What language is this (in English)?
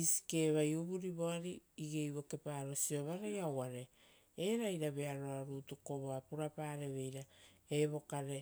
Rotokas